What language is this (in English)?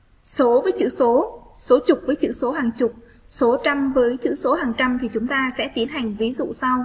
Vietnamese